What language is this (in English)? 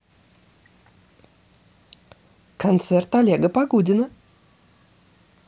Russian